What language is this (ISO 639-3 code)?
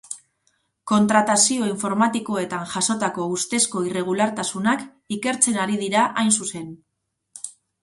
eus